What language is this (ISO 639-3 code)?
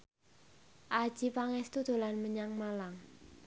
jav